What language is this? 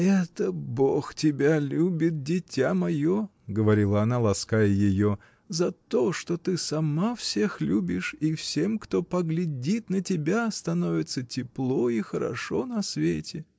Russian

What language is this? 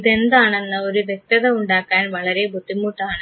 Malayalam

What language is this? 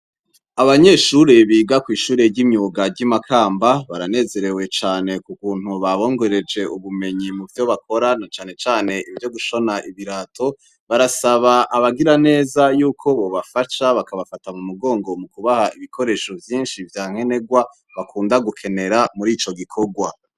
Rundi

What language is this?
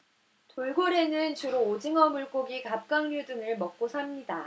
Korean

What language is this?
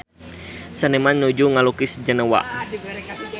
Sundanese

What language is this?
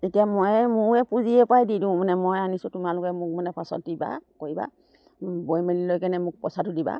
Assamese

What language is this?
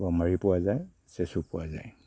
Assamese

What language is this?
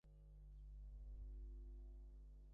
Bangla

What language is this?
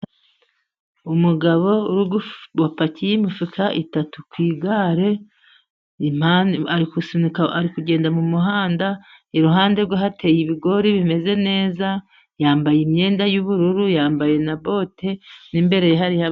Kinyarwanda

